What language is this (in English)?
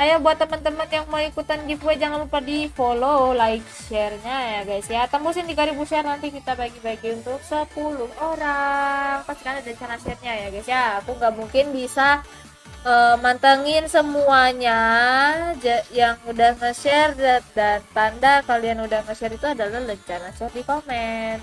Indonesian